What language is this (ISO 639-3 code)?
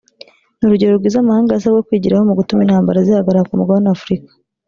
kin